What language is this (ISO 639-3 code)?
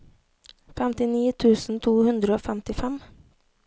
nor